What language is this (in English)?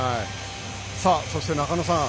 Japanese